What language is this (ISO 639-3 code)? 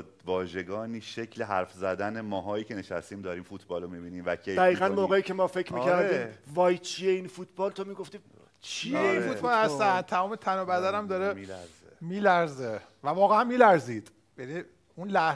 fas